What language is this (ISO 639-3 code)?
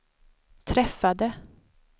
swe